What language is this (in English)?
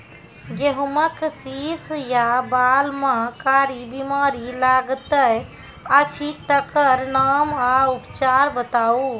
Maithili